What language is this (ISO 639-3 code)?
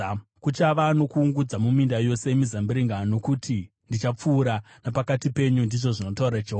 sna